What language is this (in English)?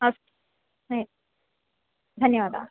Sanskrit